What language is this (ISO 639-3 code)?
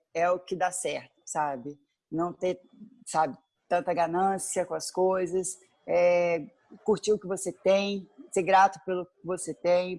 por